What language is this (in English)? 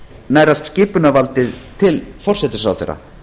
Icelandic